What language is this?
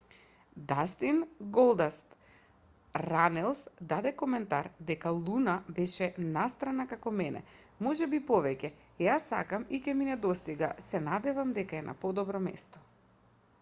Macedonian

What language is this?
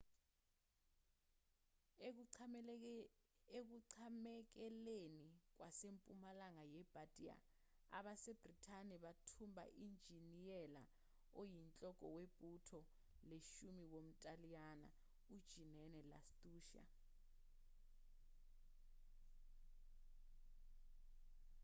Zulu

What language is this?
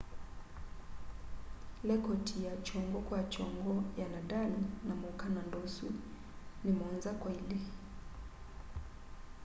Kamba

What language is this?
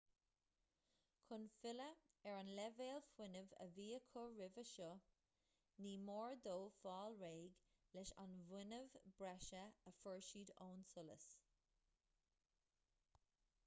Irish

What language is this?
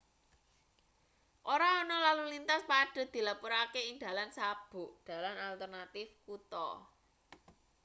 Javanese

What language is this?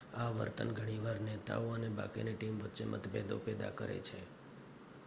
Gujarati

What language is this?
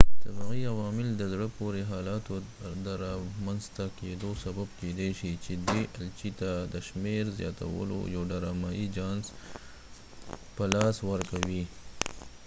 Pashto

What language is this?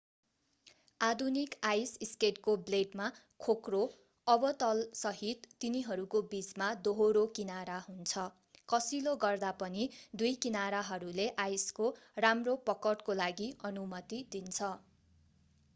Nepali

